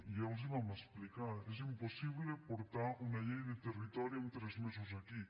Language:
Catalan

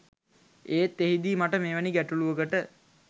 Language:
Sinhala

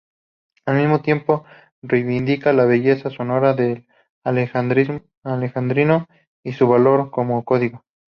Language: Spanish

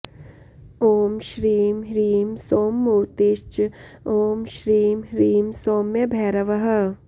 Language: Sanskrit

